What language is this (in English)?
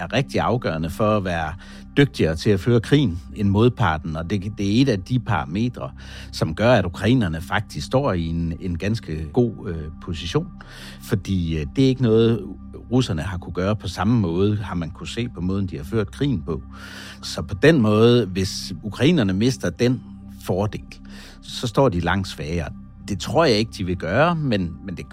Danish